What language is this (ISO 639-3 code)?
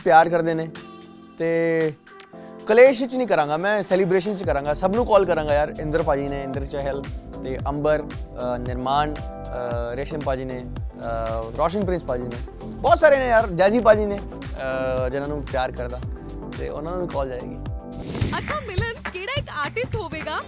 pan